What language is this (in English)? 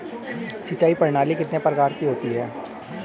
Hindi